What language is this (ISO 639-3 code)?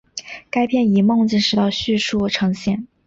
zho